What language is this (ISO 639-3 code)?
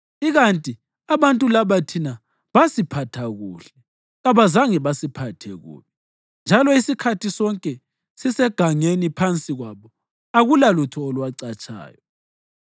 nde